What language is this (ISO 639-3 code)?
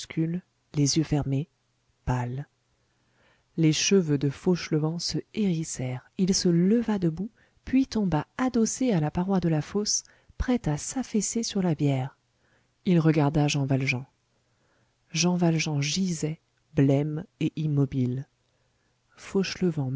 fra